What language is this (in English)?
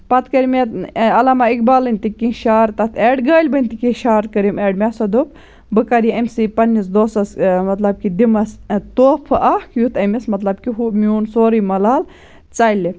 Kashmiri